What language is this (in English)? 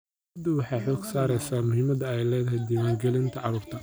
Somali